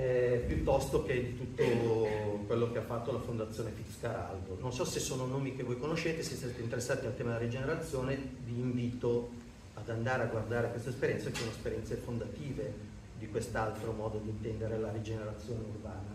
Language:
Italian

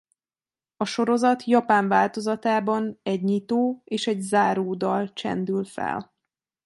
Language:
Hungarian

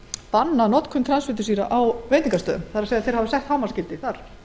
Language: Icelandic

